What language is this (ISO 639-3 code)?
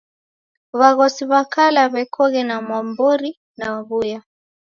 dav